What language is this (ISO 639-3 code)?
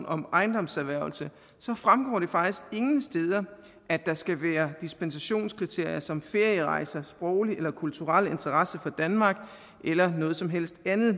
dan